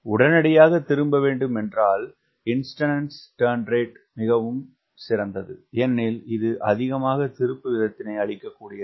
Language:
Tamil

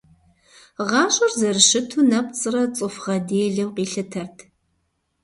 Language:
Kabardian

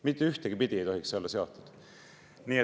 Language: Estonian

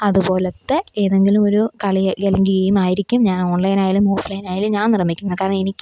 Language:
Malayalam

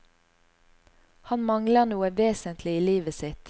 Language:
Norwegian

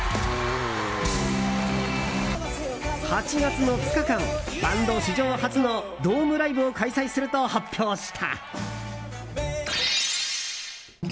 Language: Japanese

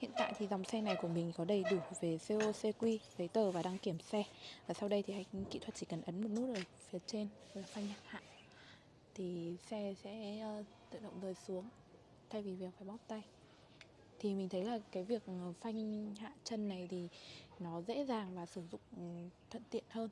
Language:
Vietnamese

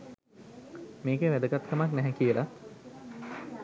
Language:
Sinhala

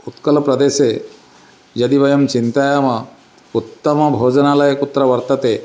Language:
Sanskrit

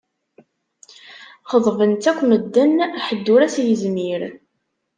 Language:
Kabyle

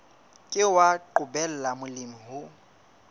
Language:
Southern Sotho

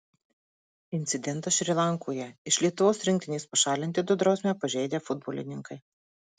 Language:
Lithuanian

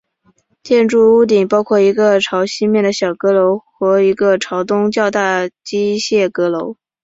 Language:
Chinese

